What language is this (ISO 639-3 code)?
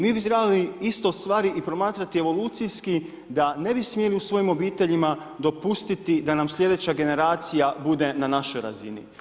hrv